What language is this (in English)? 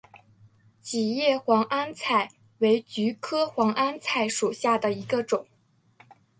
Chinese